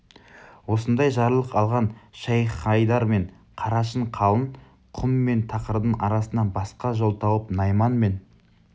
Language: Kazakh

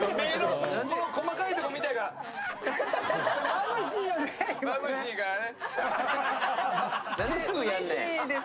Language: Japanese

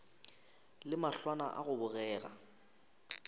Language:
Northern Sotho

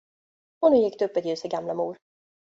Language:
Swedish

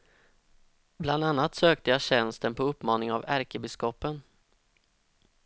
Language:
Swedish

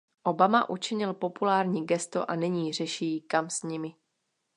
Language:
Czech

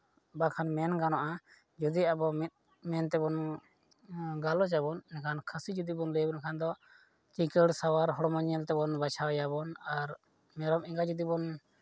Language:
Santali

